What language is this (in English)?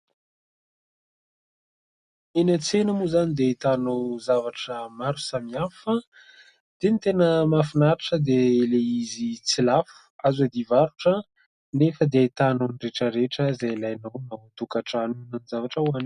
Malagasy